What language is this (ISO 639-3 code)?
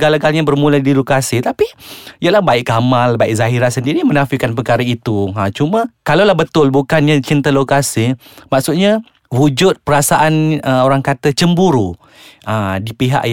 msa